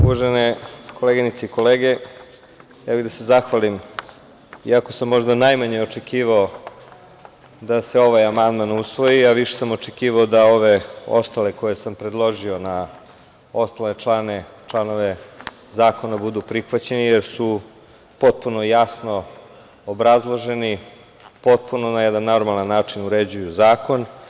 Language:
Serbian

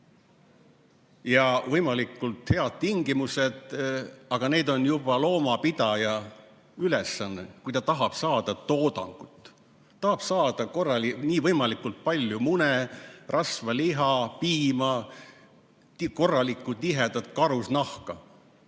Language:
Estonian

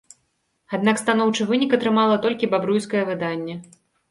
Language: Belarusian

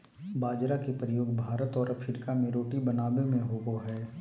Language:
Magahi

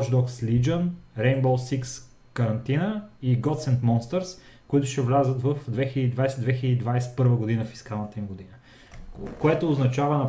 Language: Bulgarian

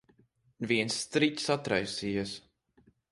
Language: Latvian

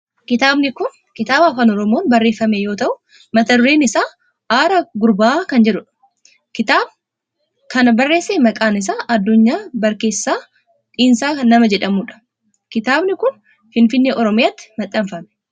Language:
Oromo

